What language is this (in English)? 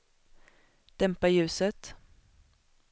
Swedish